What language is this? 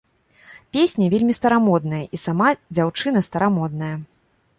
Belarusian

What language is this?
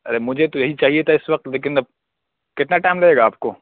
Urdu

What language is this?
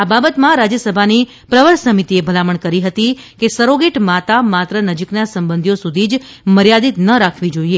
Gujarati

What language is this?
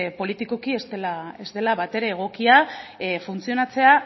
Basque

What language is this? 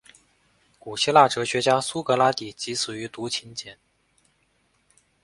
Chinese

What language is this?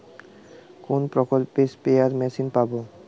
Bangla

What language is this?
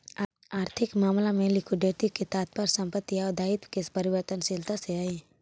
Magahi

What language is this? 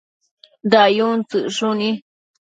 Matsés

